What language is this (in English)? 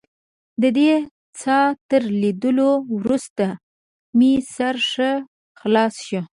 Pashto